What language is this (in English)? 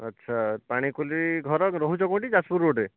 Odia